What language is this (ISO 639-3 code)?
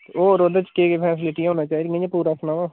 doi